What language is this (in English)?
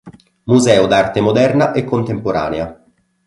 Italian